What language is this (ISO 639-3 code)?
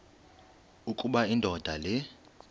xho